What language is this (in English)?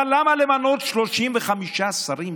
Hebrew